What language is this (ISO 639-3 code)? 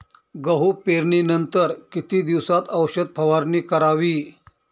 mar